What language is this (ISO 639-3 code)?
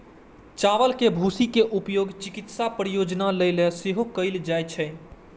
mai